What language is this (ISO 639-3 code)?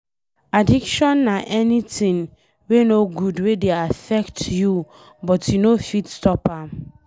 pcm